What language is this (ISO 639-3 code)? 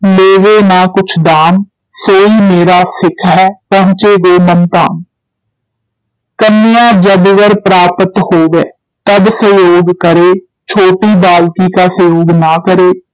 pan